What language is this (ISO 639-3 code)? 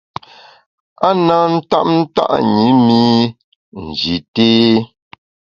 bax